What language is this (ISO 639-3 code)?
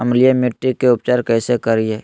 mag